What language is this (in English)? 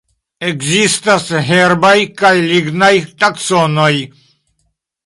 Esperanto